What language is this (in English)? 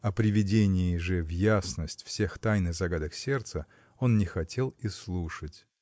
Russian